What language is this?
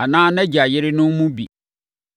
Akan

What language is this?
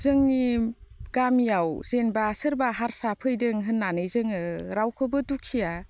Bodo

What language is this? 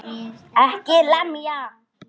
Icelandic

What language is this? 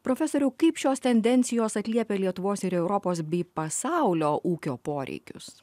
Lithuanian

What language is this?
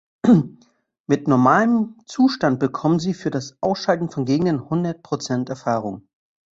German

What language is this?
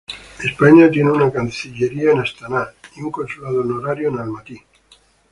Spanish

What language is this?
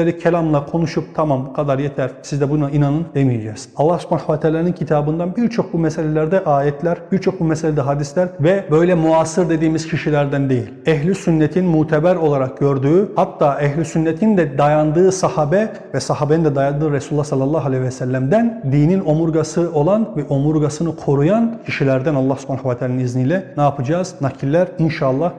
Turkish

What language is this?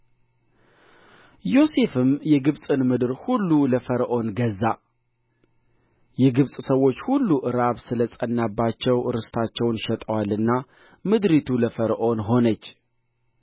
Amharic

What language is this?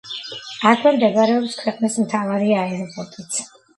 Georgian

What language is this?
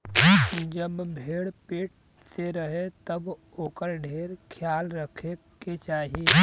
Bhojpuri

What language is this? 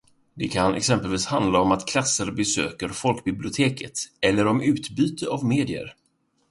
Swedish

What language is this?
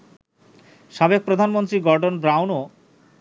Bangla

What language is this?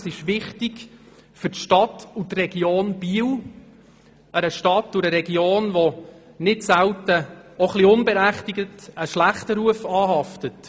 Swiss German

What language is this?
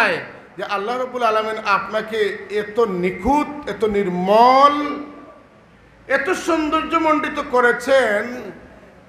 Arabic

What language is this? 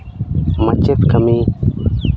Santali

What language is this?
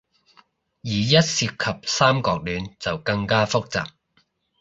Cantonese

